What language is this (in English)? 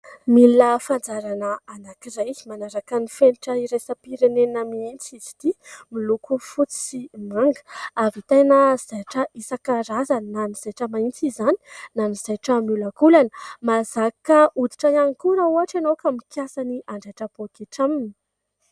Malagasy